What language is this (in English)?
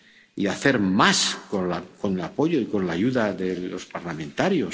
Spanish